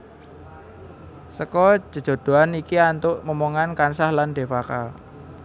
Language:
Javanese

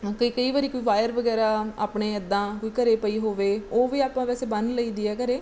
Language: Punjabi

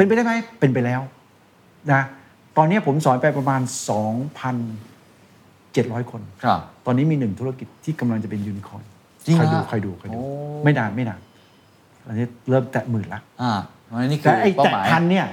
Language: Thai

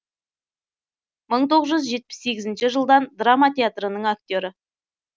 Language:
Kazakh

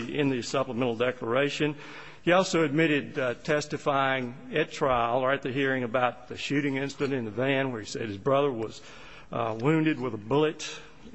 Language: English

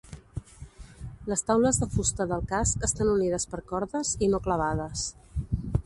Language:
Catalan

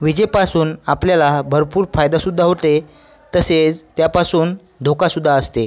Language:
Marathi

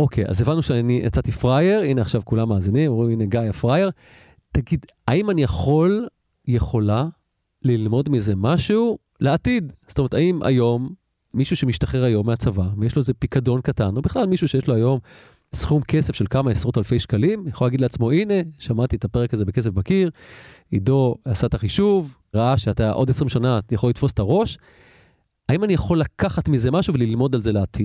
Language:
Hebrew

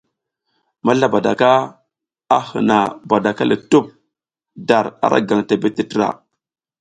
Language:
South Giziga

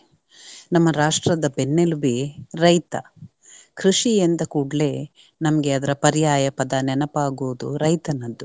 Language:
Kannada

